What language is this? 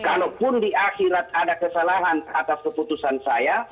Indonesian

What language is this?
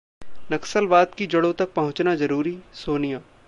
Hindi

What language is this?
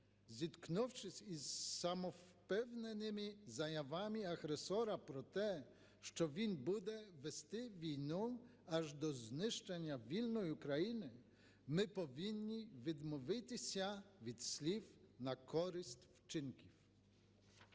Ukrainian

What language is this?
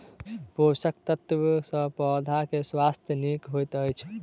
Maithili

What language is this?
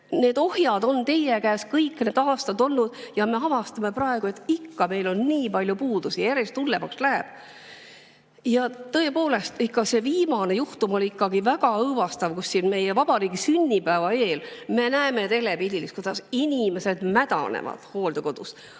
Estonian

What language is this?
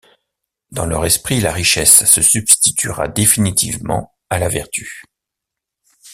French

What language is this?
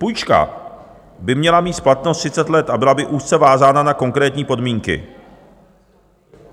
Czech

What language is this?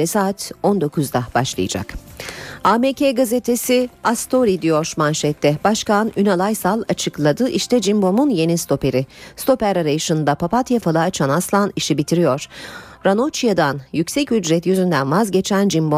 Turkish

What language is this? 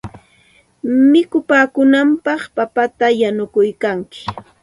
Santa Ana de Tusi Pasco Quechua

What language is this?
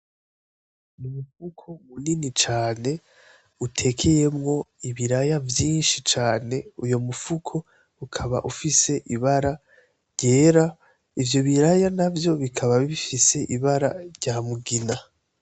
Rundi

